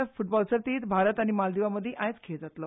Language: Konkani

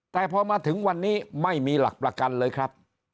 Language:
Thai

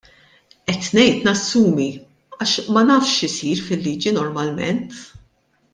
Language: Maltese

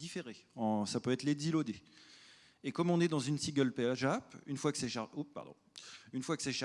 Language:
French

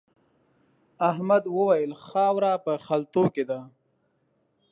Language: Pashto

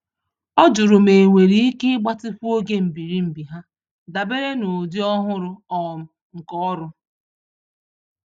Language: Igbo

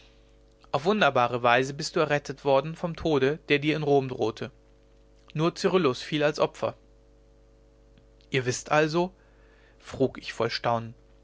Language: German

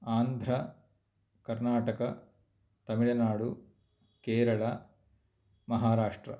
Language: Sanskrit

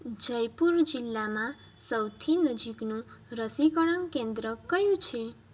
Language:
Gujarati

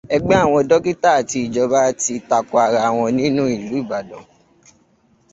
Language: Yoruba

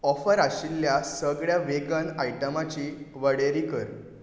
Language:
Konkani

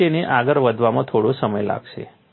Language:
Gujarati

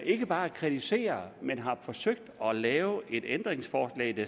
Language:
Danish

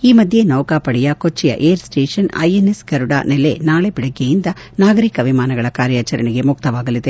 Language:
Kannada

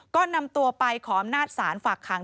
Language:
Thai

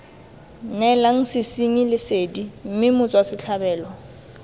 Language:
Tswana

